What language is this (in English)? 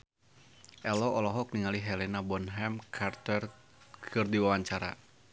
Sundanese